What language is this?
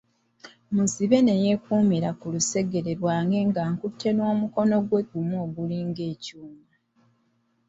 Ganda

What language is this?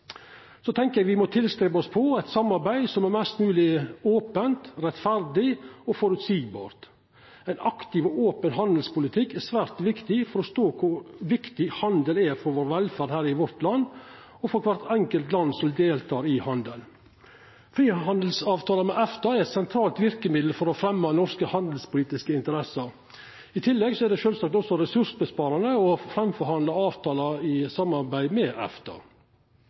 Norwegian Nynorsk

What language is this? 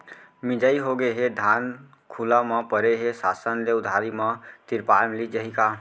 Chhattisgarhi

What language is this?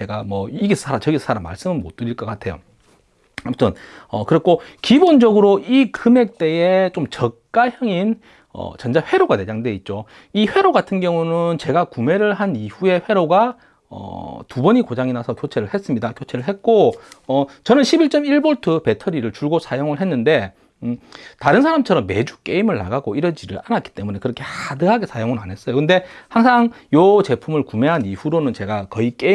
Korean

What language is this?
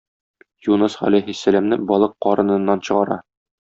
Tatar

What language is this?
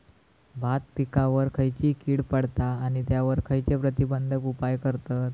Marathi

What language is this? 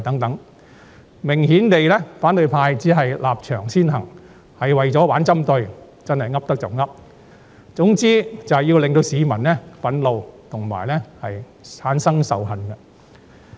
Cantonese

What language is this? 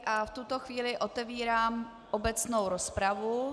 Czech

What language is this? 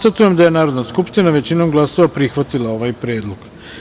Serbian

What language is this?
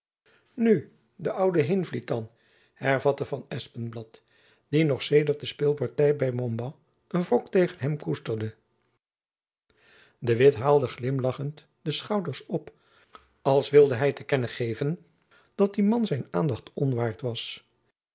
Dutch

